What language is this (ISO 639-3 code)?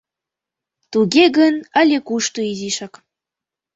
chm